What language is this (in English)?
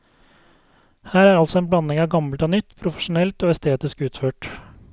Norwegian